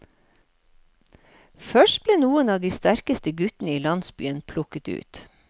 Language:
Norwegian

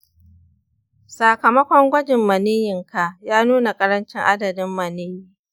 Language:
Hausa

